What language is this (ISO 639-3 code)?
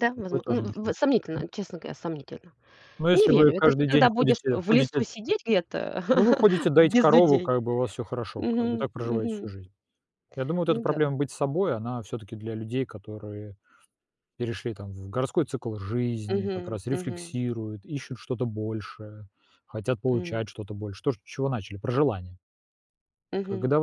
rus